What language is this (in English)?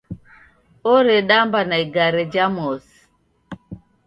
Taita